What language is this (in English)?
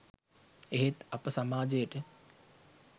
Sinhala